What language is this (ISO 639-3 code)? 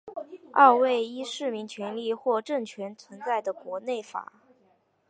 zho